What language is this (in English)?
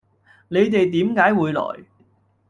Cantonese